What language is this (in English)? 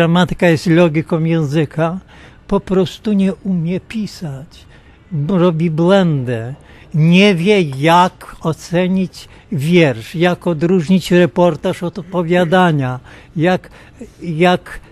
Polish